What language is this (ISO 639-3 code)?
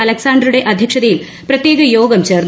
mal